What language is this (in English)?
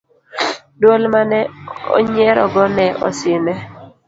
Luo (Kenya and Tanzania)